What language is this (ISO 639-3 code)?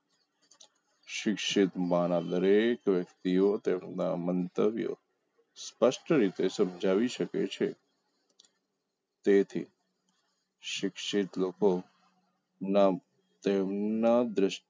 guj